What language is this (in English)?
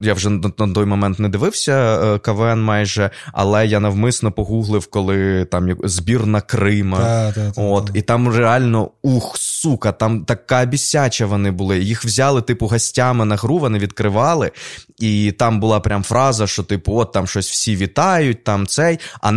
Ukrainian